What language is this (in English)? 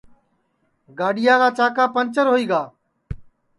Sansi